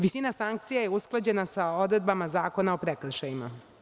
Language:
Serbian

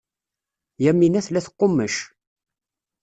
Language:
Kabyle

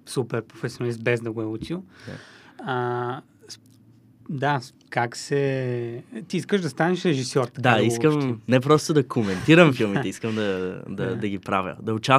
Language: Bulgarian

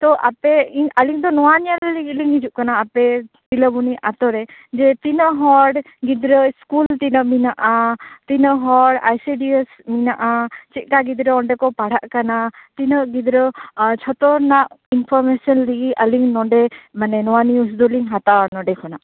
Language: Santali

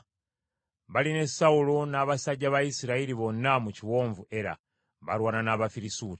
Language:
Ganda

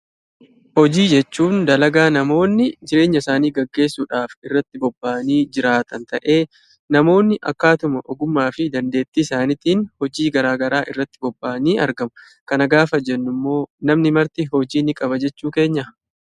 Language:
Oromo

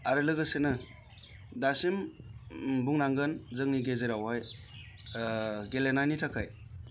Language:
Bodo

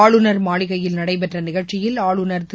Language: Tamil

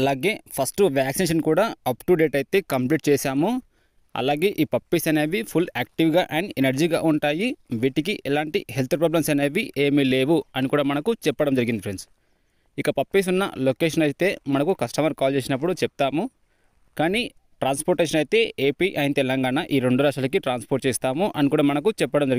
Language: Telugu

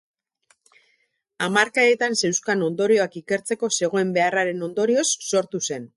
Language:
Basque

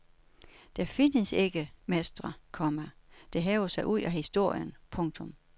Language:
Danish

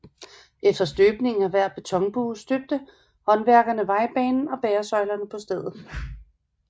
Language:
Danish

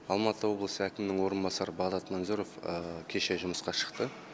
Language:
Kazakh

